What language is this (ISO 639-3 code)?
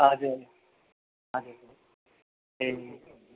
nep